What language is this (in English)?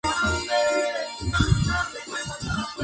Spanish